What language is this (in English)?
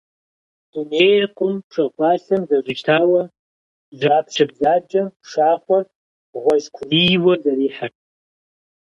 Kabardian